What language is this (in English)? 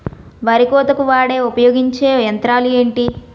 Telugu